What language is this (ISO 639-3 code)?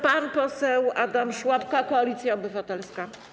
pol